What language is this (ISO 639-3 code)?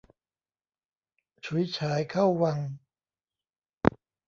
tha